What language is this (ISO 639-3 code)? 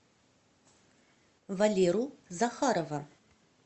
rus